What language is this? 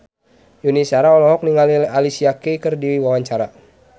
Sundanese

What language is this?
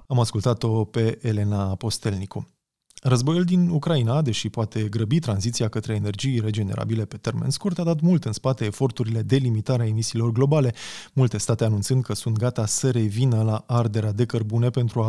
Romanian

